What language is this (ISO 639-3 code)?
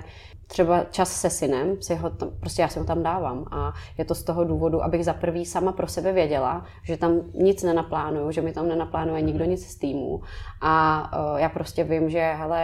ces